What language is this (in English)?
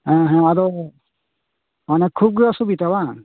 Santali